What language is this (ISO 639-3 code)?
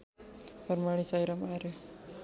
nep